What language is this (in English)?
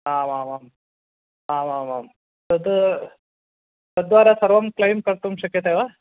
Sanskrit